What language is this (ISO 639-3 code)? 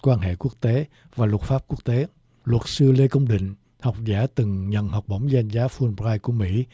vie